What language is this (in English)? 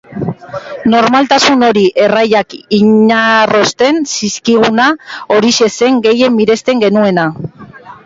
Basque